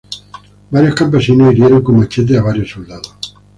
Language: Spanish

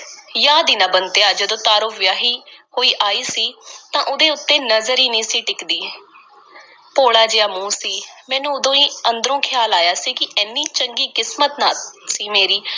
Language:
Punjabi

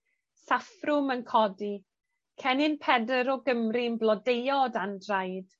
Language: Welsh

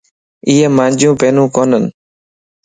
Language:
Lasi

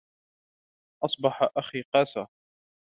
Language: Arabic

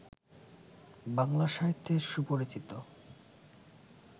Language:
Bangla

